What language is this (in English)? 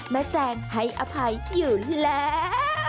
Thai